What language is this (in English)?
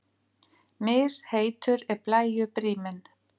Icelandic